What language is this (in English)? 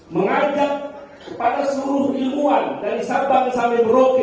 Indonesian